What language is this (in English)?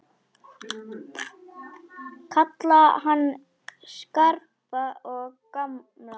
Icelandic